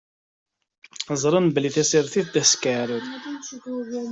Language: Kabyle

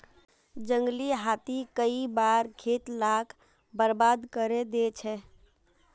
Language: Magahi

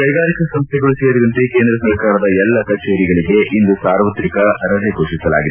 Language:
Kannada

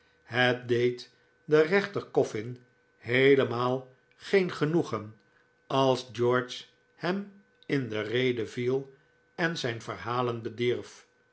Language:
Dutch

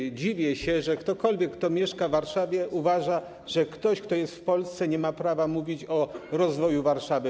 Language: Polish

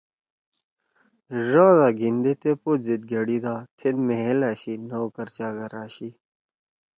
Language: Torwali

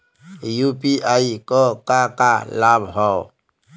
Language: Bhojpuri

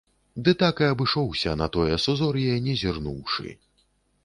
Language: Belarusian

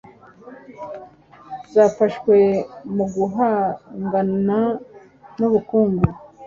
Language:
Kinyarwanda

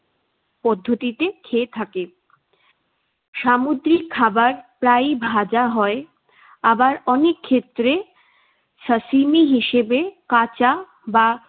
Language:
Bangla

